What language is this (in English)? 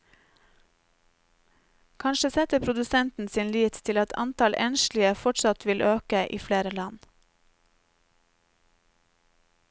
Norwegian